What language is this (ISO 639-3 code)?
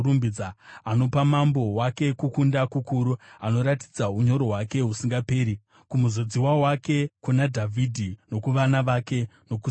sna